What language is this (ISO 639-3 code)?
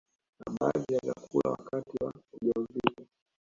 swa